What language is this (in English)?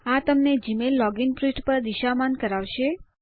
Gujarati